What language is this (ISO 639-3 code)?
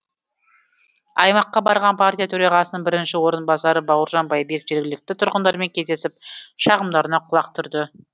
kaz